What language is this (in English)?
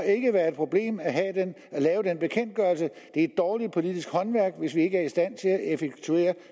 Danish